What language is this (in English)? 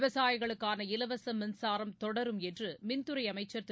Tamil